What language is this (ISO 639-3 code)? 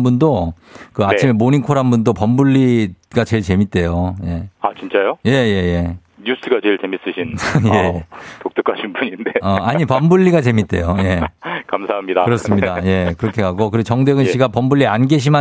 kor